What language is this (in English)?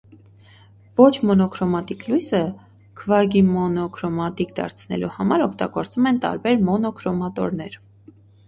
Armenian